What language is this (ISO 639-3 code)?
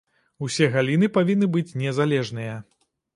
bel